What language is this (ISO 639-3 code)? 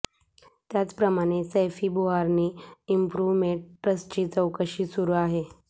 mar